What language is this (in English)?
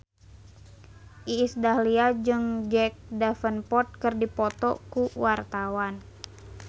Sundanese